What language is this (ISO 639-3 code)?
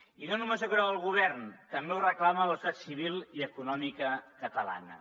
cat